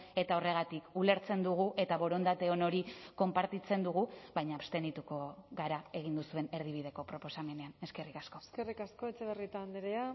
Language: Basque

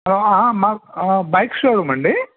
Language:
Telugu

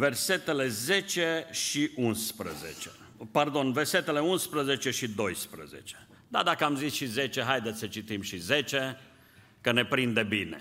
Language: Romanian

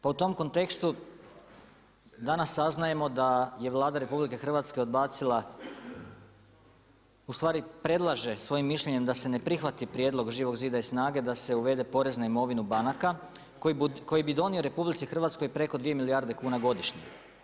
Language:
Croatian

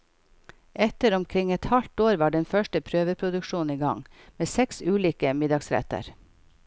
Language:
Norwegian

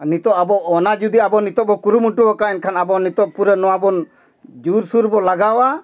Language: Santali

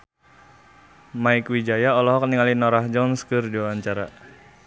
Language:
Sundanese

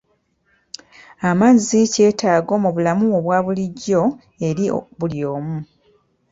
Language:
Ganda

